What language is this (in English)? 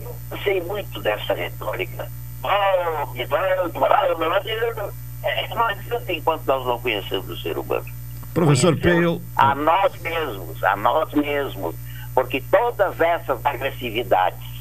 Portuguese